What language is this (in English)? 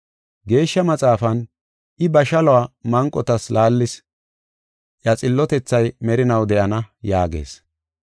Gofa